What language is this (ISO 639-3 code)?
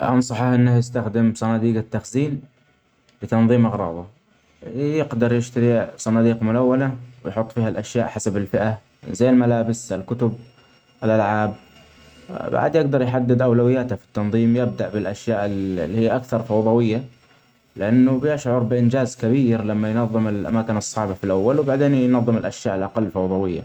acx